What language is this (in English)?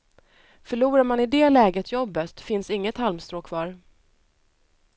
Swedish